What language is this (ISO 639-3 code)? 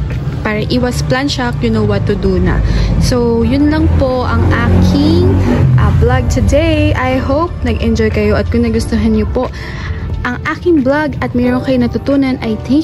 fil